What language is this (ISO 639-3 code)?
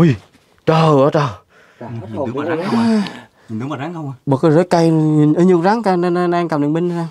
vie